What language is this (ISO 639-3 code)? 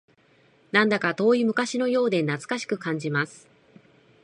jpn